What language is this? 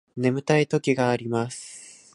Japanese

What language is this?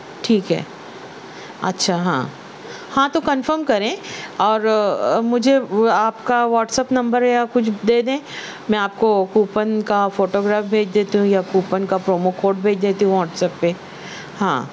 Urdu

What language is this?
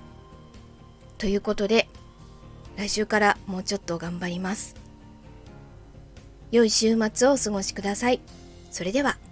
Japanese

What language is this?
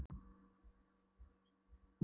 Icelandic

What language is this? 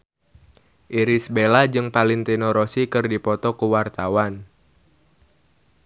Sundanese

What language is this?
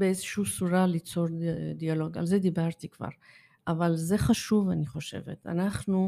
Hebrew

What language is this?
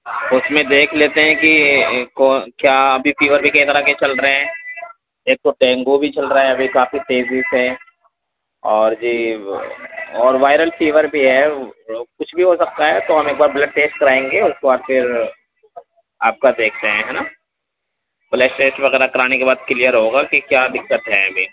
Urdu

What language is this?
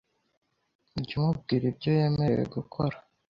Kinyarwanda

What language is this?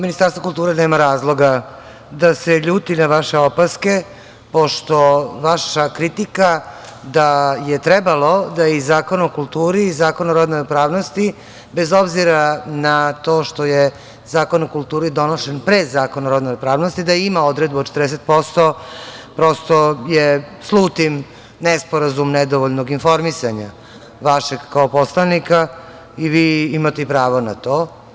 Serbian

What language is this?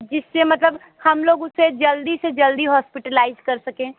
Hindi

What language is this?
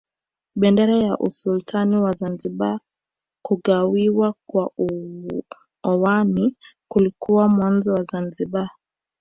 Swahili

